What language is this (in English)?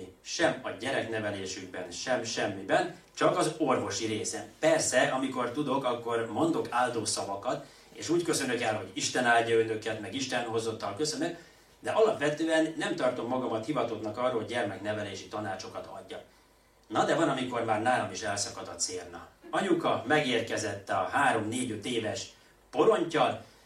Hungarian